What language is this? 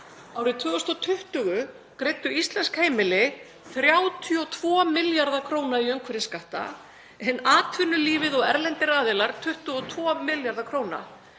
Icelandic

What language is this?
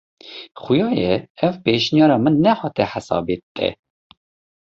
Kurdish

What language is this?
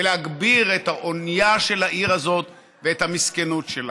Hebrew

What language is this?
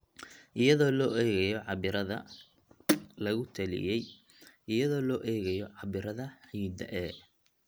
Somali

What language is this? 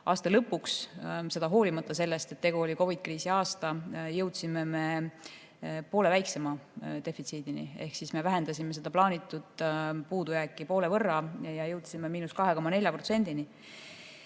Estonian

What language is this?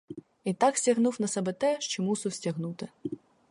Ukrainian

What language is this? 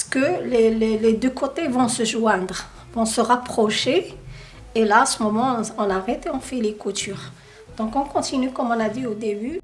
French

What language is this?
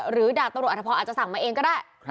Thai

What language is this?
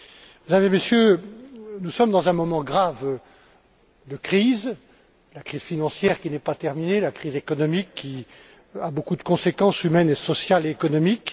French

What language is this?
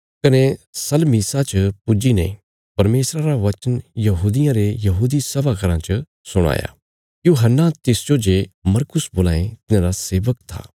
Bilaspuri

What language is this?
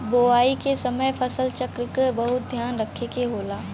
Bhojpuri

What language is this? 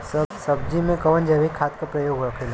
Bhojpuri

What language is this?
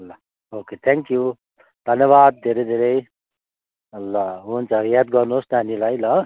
Nepali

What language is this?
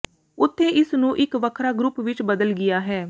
Punjabi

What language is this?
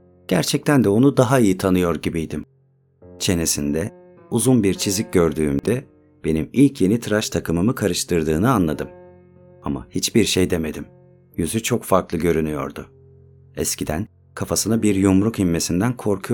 Turkish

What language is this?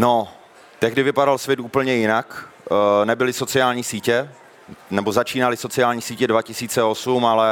Czech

